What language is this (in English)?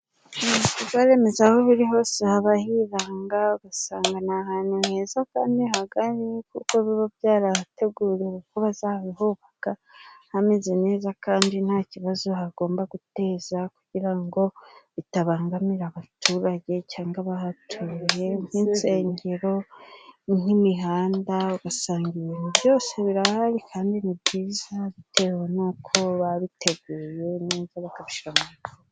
Kinyarwanda